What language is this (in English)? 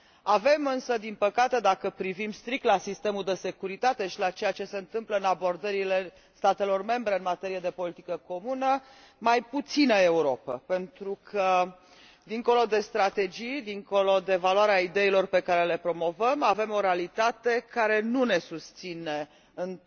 Romanian